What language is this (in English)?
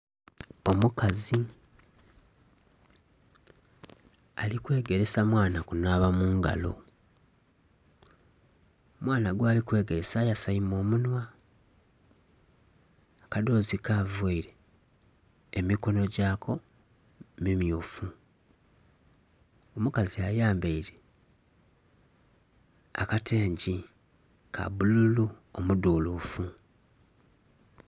Soga